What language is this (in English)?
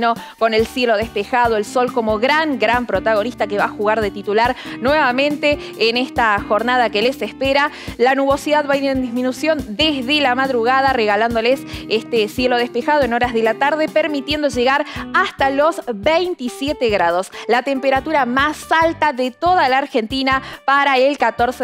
Spanish